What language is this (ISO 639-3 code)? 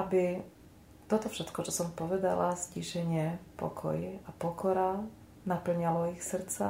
slk